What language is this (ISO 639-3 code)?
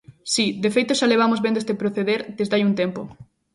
glg